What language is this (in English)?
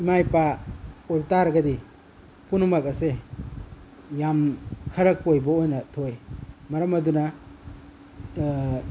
Manipuri